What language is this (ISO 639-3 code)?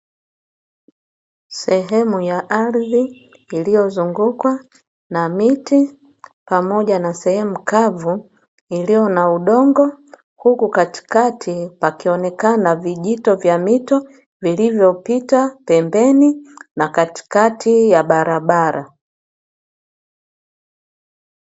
swa